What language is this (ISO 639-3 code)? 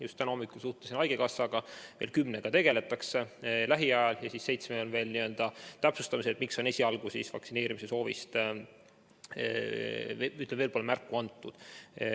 est